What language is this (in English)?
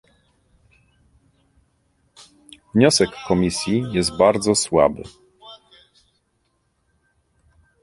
Polish